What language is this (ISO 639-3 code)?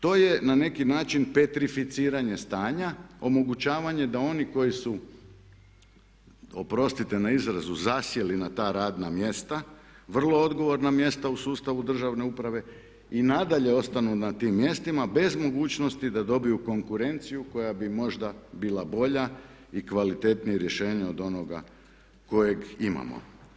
hrv